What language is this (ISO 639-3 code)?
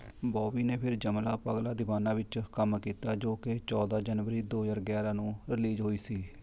pan